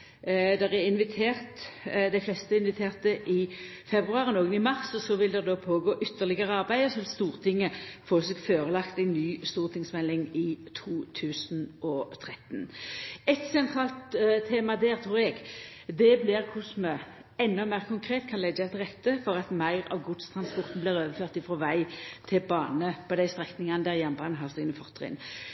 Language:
Norwegian Nynorsk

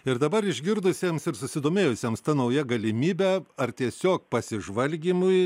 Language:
Lithuanian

